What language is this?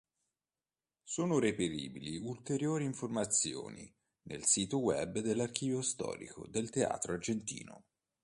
Italian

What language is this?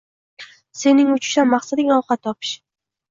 Uzbek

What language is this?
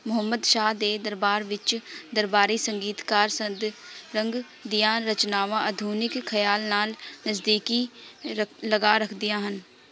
Punjabi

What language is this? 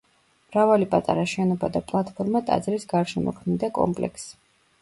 Georgian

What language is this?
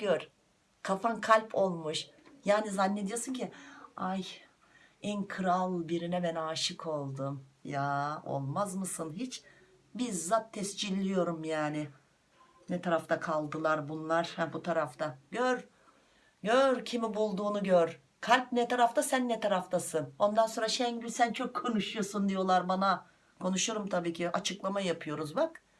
Turkish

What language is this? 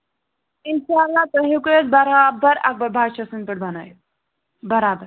Kashmiri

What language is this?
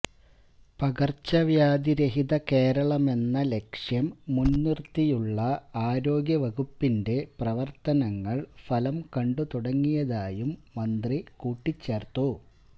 Malayalam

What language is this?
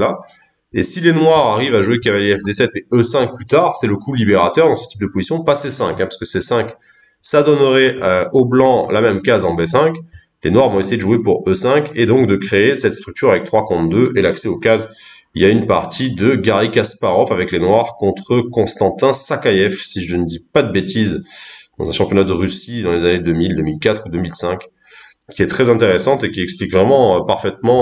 French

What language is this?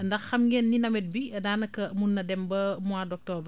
Wolof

